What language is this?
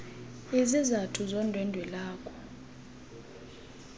Xhosa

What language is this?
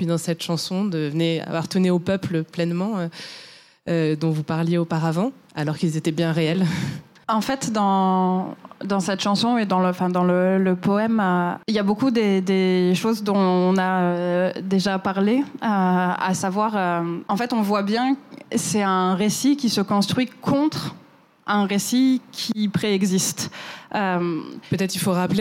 French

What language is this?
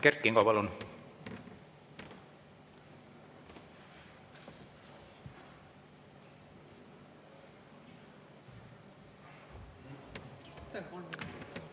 Estonian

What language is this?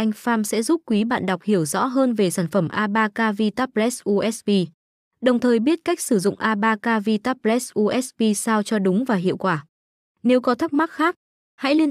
Vietnamese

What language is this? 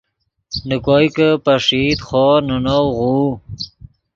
Yidgha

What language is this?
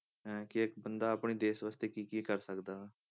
Punjabi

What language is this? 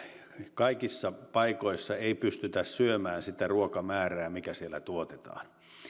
Finnish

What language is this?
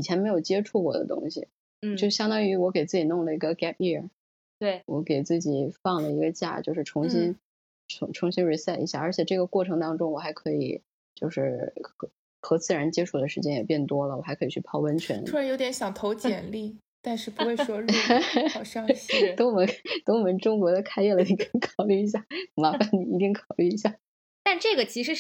Chinese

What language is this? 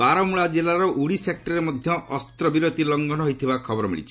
Odia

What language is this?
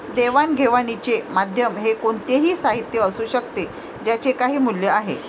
Marathi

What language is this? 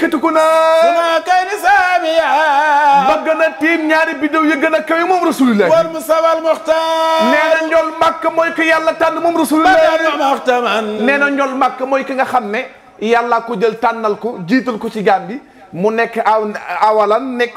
Arabic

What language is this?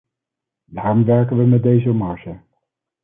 Dutch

